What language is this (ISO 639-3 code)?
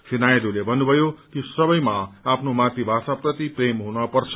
nep